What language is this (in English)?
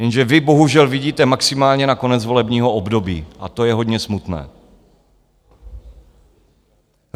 Czech